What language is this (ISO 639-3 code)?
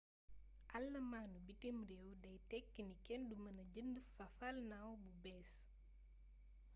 wol